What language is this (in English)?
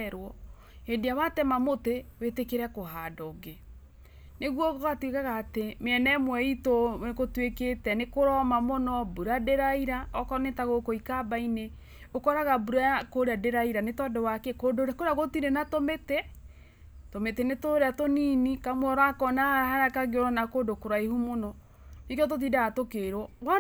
Kikuyu